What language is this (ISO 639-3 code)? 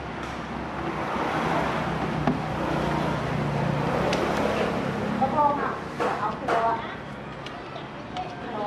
tha